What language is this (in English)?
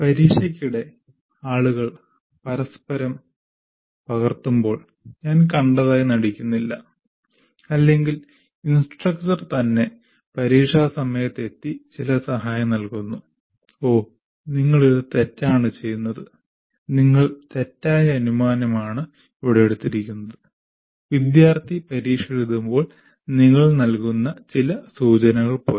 Malayalam